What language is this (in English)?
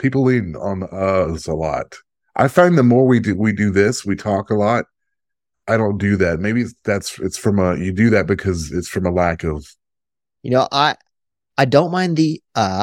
English